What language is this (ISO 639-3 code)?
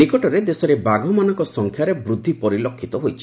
ori